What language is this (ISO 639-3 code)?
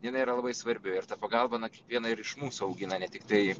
lit